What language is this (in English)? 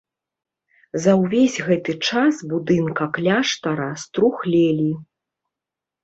Belarusian